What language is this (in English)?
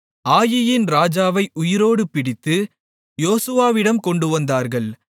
Tamil